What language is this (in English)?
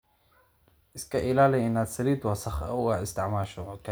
Somali